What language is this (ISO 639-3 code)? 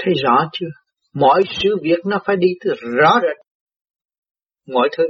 vie